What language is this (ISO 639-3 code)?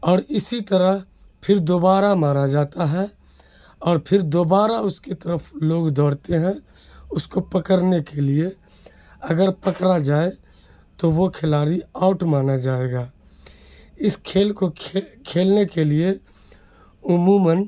urd